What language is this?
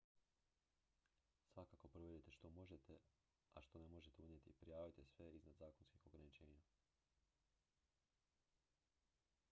Croatian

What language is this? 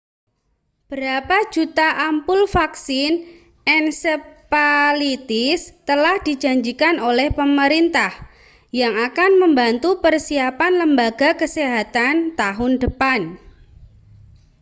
Indonesian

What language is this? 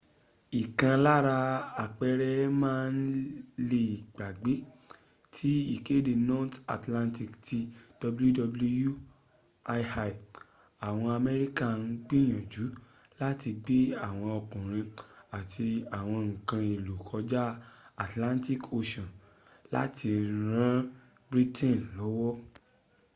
Yoruba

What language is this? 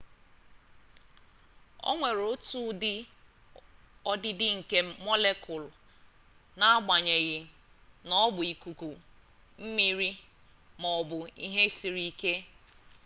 Igbo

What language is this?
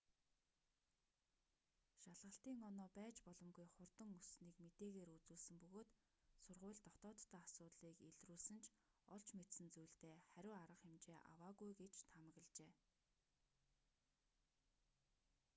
Mongolian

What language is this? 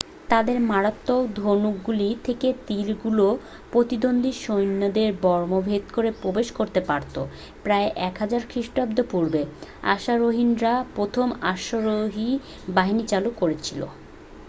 Bangla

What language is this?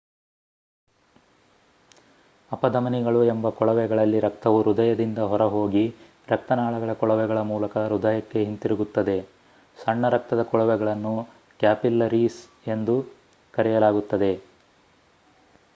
Kannada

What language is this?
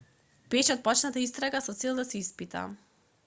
Macedonian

